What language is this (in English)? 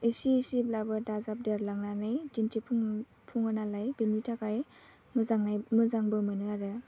Bodo